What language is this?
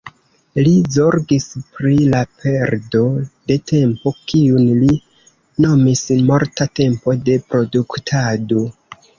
Esperanto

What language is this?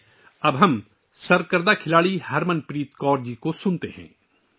Urdu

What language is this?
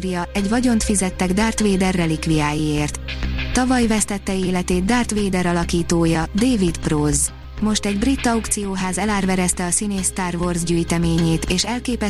Hungarian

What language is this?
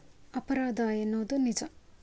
Kannada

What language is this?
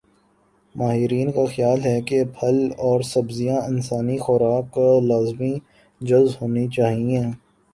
Urdu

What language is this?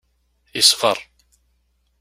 Kabyle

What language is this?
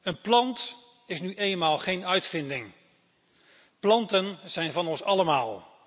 Dutch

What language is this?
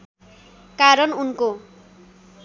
Nepali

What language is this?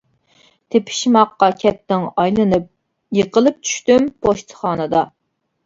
Uyghur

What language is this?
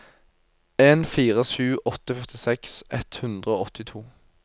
Norwegian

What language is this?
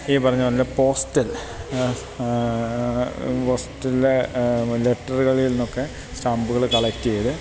Malayalam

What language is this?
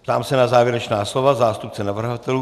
Czech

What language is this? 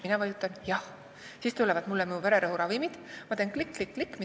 Estonian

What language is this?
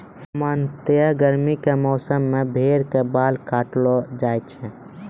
Maithili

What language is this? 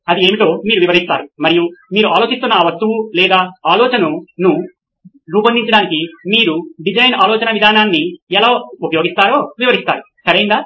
Telugu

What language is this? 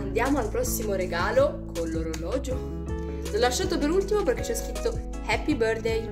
Italian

